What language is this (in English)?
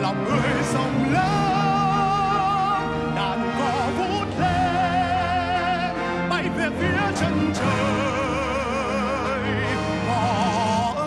Vietnamese